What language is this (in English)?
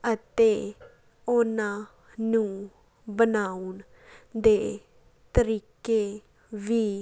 Punjabi